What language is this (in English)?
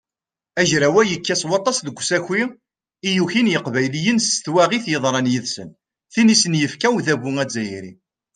Kabyle